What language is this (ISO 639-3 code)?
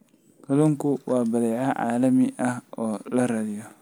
som